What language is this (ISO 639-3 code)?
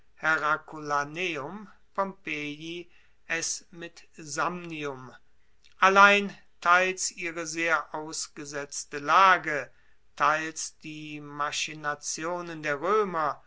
deu